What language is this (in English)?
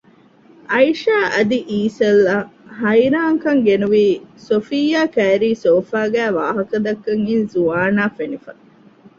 Divehi